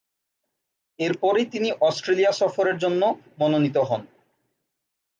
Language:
Bangla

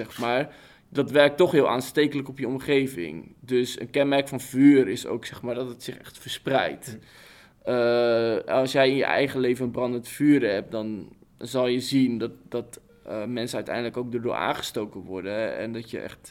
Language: Dutch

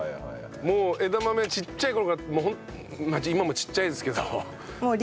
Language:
Japanese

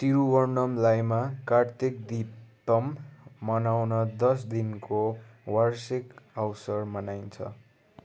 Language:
Nepali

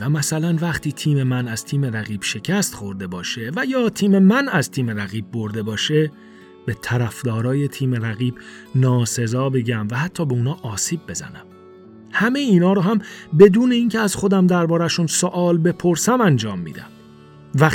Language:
Persian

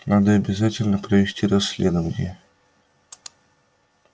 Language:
Russian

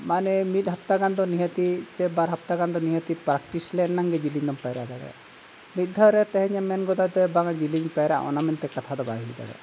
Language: Santali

